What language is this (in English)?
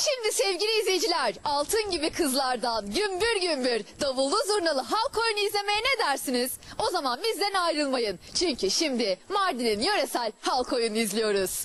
Turkish